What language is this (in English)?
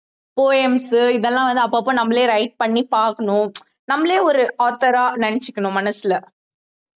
Tamil